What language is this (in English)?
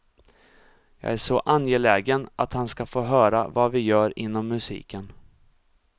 Swedish